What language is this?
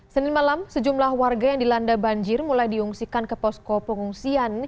Indonesian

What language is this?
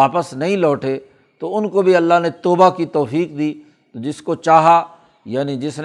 Urdu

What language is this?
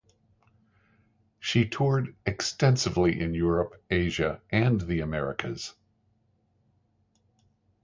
English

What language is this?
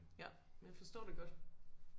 Danish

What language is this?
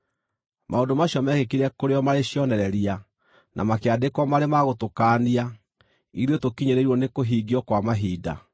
Kikuyu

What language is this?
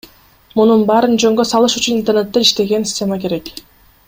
Kyrgyz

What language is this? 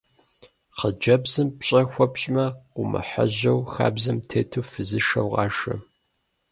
Kabardian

